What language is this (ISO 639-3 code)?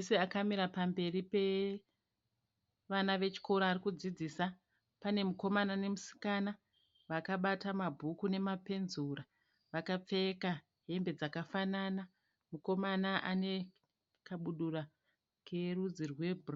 sna